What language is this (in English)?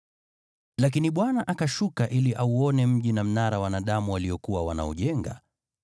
Swahili